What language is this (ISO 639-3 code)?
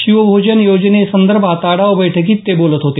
mar